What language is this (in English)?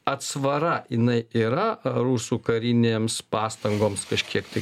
Lithuanian